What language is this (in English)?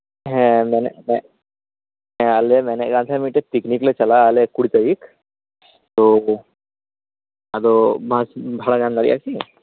Santali